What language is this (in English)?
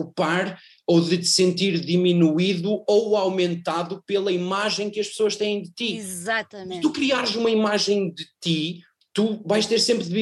Portuguese